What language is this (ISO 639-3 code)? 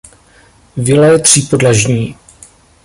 ces